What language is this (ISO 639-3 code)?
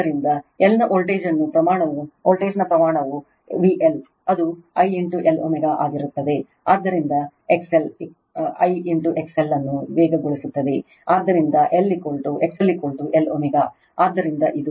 kan